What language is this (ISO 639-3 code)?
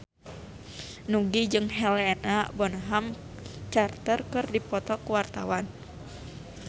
sun